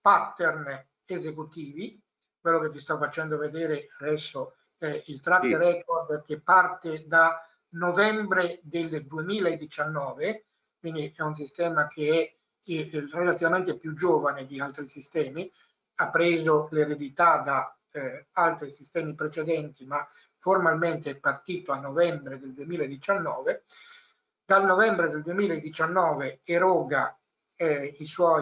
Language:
Italian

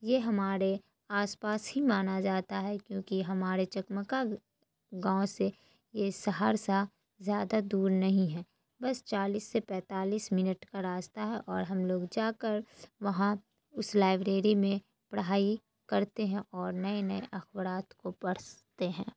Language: Urdu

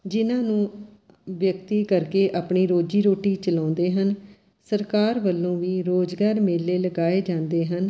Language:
Punjabi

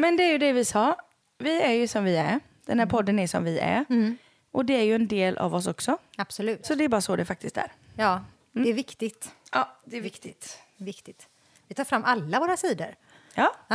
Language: Swedish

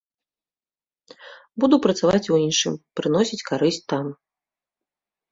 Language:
Belarusian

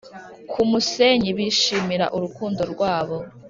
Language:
Kinyarwanda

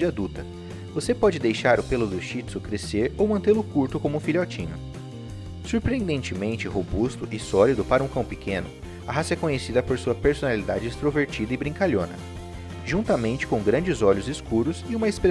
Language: Portuguese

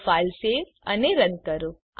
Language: Gujarati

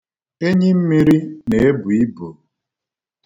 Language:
Igbo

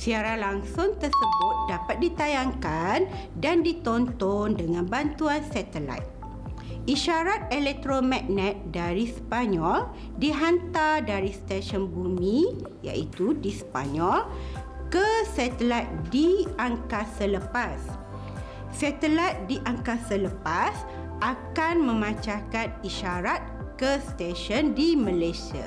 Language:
Malay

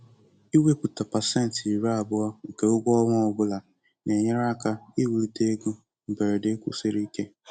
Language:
Igbo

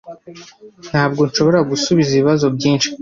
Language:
Kinyarwanda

